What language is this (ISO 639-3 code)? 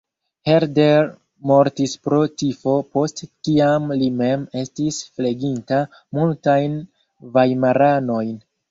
epo